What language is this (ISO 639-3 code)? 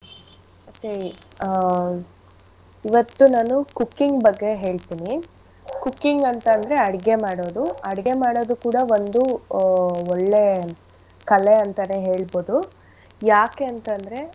kan